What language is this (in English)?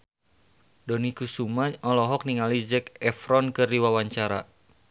Sundanese